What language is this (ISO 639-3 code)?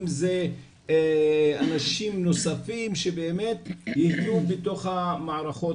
heb